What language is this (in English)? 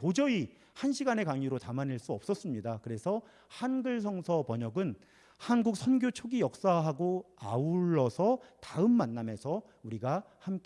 Korean